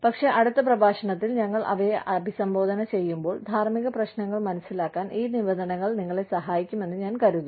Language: Malayalam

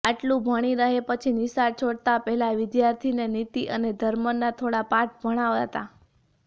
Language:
Gujarati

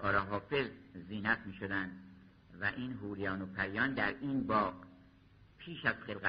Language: Persian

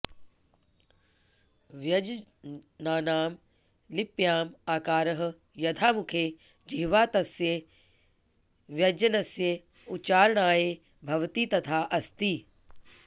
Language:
Sanskrit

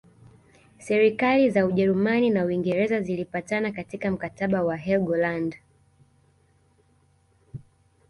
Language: Swahili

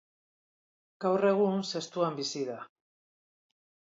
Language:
Basque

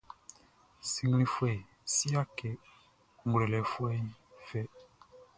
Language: Baoulé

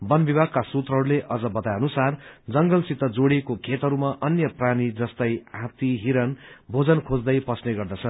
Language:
Nepali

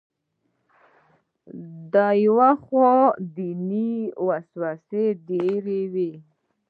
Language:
Pashto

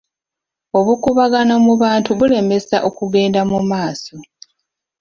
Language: Ganda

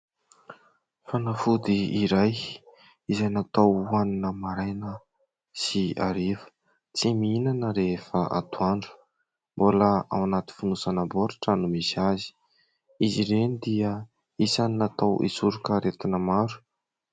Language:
Malagasy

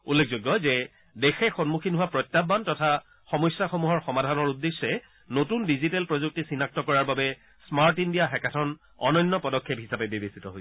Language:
Assamese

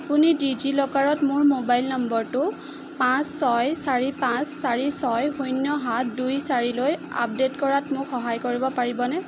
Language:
Assamese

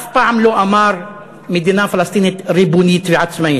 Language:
Hebrew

